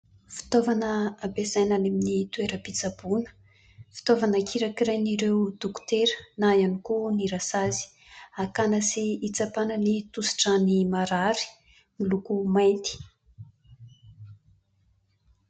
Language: Malagasy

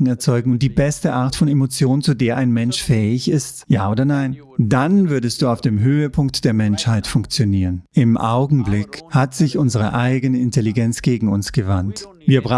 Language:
German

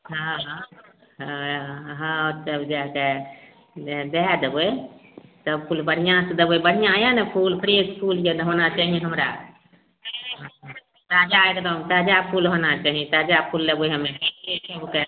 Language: Maithili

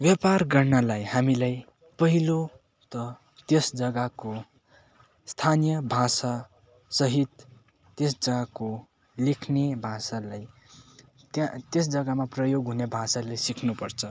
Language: Nepali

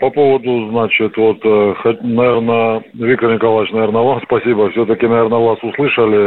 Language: Russian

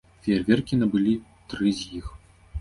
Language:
Belarusian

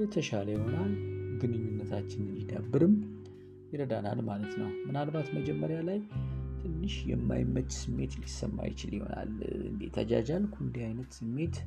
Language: Amharic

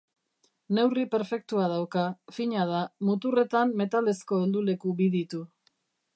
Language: Basque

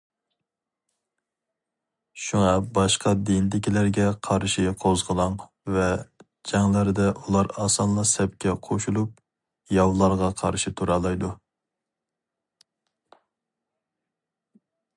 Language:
Uyghur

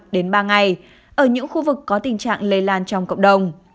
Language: Vietnamese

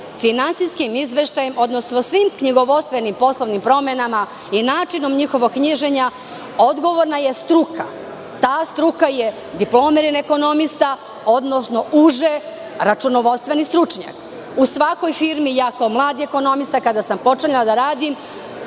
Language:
Serbian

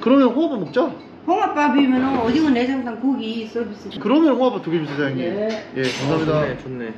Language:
Korean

